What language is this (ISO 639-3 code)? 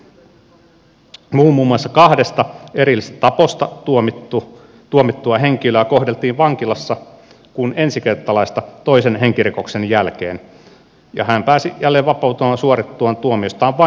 fin